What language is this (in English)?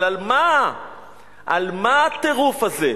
Hebrew